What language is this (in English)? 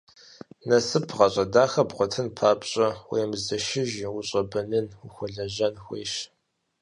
Kabardian